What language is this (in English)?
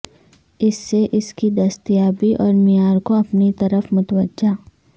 Urdu